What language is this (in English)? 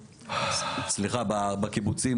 Hebrew